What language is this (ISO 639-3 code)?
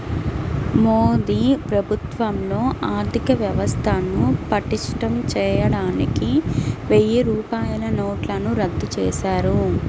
tel